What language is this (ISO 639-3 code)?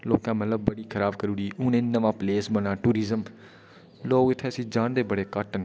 doi